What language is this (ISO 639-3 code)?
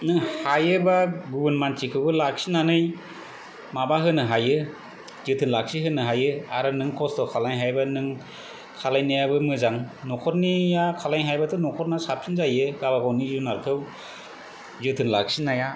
brx